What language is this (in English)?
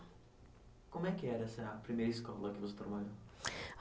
Portuguese